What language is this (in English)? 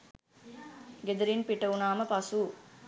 Sinhala